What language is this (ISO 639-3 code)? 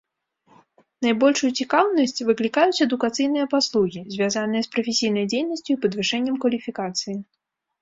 bel